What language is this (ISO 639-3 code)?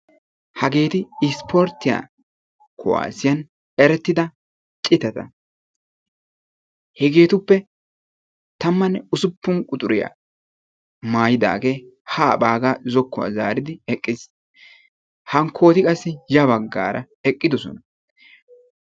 wal